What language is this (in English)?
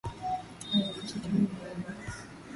Swahili